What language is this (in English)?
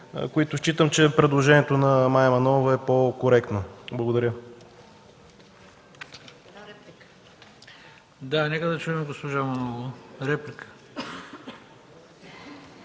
Bulgarian